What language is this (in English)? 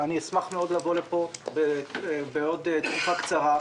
Hebrew